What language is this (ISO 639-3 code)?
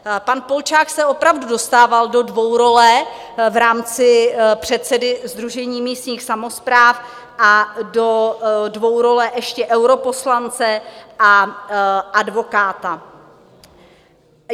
ces